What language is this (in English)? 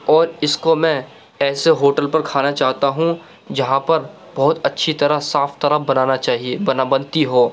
Urdu